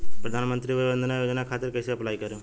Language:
Bhojpuri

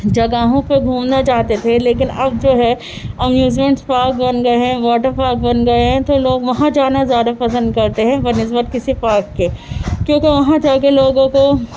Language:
Urdu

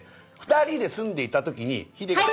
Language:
Japanese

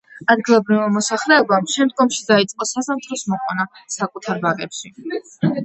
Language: Georgian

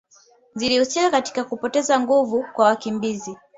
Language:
Swahili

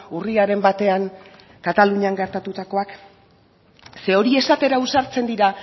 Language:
Basque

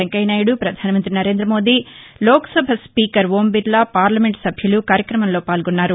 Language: Telugu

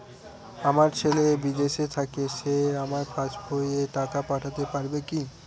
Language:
Bangla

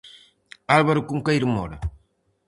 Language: Galician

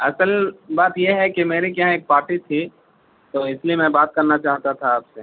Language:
Urdu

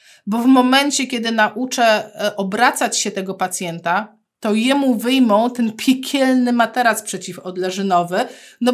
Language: Polish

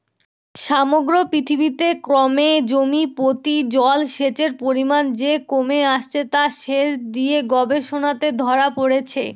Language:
Bangla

